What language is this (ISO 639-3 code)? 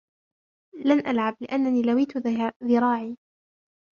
ara